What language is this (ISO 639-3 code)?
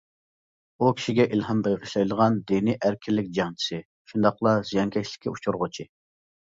uig